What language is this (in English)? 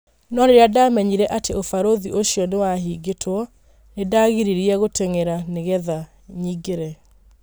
Kikuyu